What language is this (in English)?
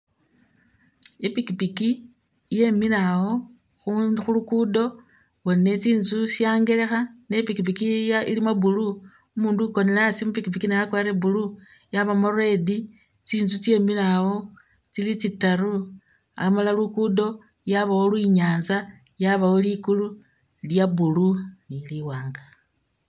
Masaaba